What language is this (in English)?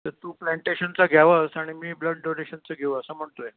Marathi